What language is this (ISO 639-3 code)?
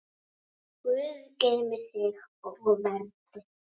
isl